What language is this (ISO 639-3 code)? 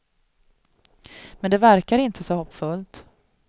swe